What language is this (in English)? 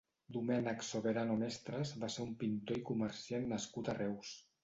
Catalan